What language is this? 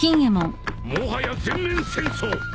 Japanese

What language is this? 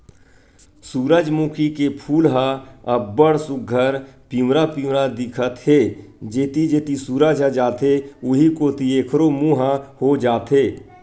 Chhattisgarhi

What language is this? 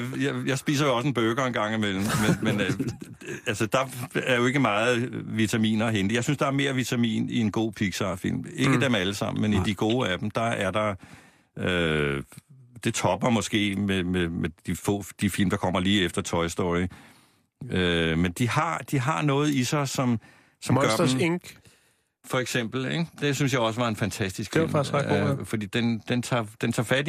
Danish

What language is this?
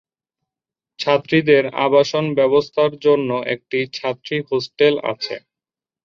Bangla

